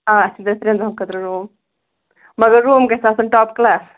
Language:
Kashmiri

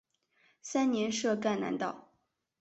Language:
Chinese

